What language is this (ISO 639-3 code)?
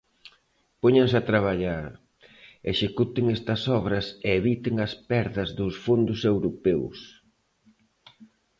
glg